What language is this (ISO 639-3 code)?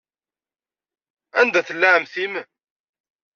kab